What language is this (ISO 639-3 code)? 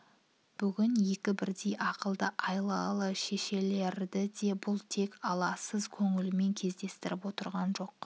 kaz